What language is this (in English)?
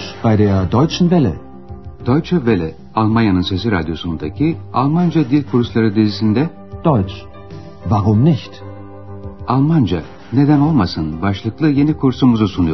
Turkish